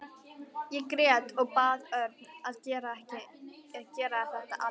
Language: Icelandic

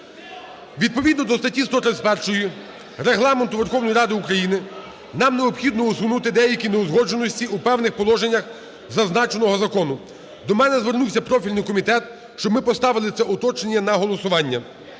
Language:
Ukrainian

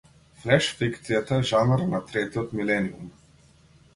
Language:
Macedonian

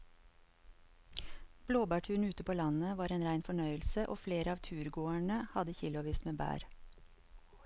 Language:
Norwegian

